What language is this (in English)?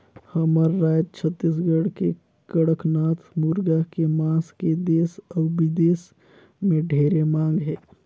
Chhattisgarhi